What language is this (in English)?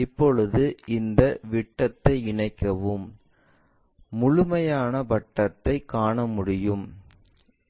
Tamil